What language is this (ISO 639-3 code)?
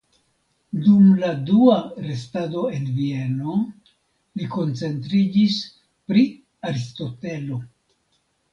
epo